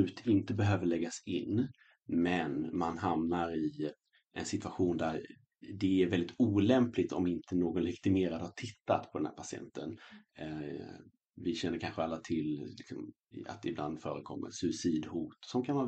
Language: Swedish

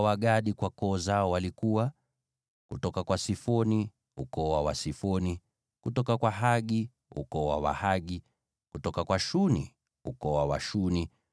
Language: Swahili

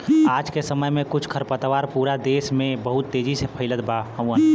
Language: Bhojpuri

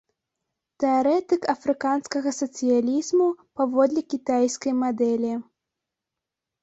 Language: Belarusian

